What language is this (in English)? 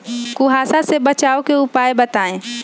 Magahi